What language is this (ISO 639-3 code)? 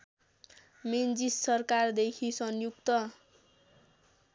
nep